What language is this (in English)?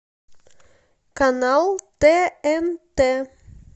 Russian